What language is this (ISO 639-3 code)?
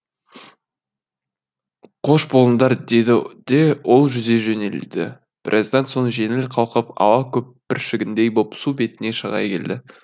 kaz